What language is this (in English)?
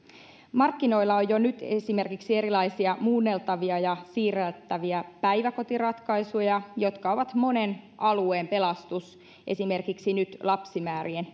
Finnish